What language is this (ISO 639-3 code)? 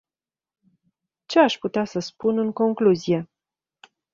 ron